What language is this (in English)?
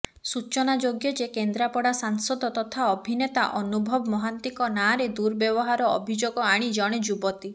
Odia